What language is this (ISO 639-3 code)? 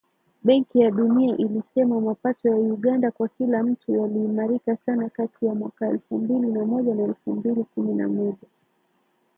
swa